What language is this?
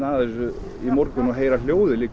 Icelandic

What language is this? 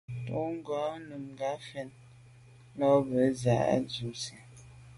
Medumba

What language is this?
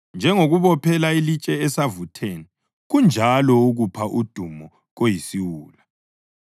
North Ndebele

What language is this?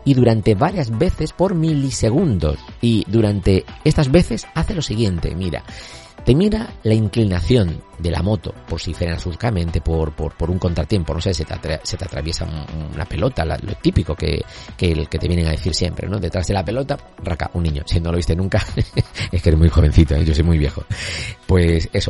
Spanish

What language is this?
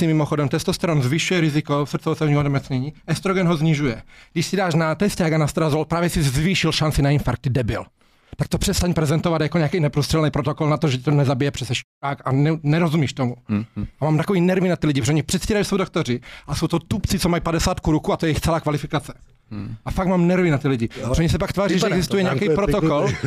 Czech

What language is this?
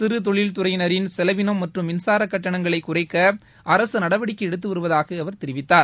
Tamil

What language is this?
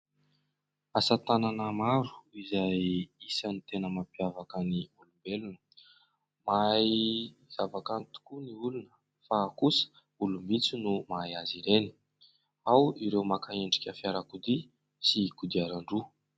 Malagasy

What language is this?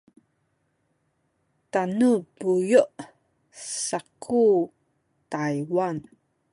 Sakizaya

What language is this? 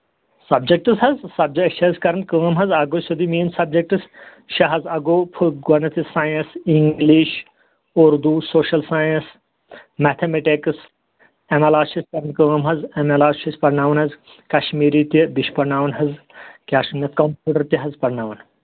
Kashmiri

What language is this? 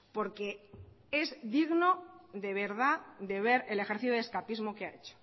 Spanish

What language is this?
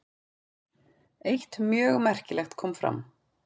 Icelandic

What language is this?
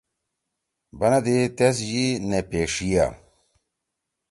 Torwali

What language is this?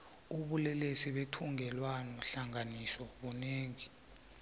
South Ndebele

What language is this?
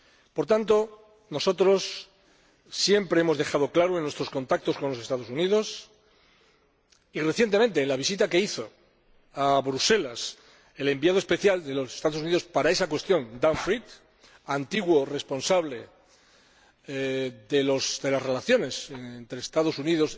Spanish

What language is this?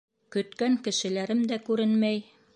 Bashkir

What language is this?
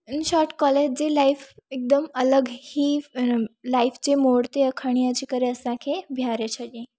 Sindhi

